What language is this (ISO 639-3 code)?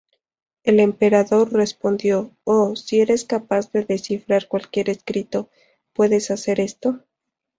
spa